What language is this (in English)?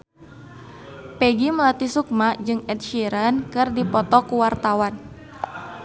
Sundanese